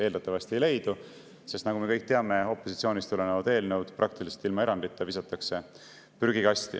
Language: Estonian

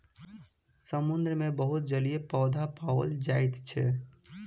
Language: Maithili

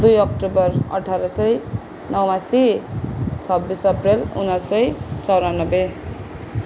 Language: Nepali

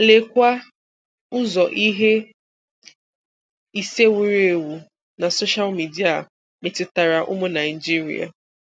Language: Igbo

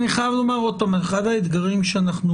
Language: Hebrew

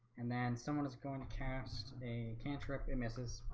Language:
English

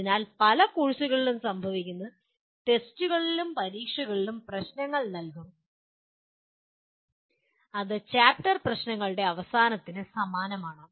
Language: Malayalam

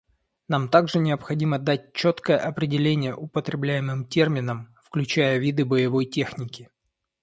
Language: Russian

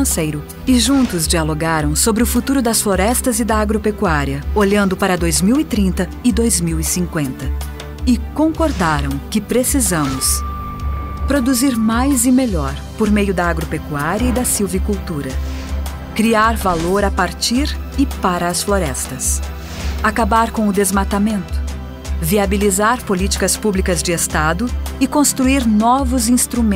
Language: Portuguese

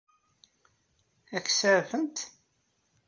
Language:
Kabyle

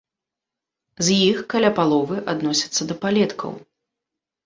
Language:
Belarusian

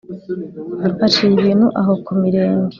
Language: Kinyarwanda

